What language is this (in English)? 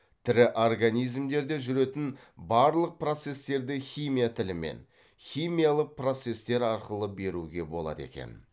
Kazakh